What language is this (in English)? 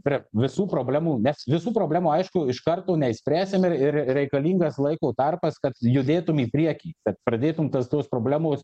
Lithuanian